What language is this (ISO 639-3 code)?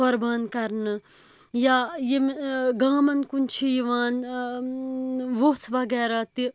kas